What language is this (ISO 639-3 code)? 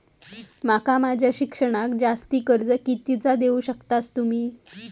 mar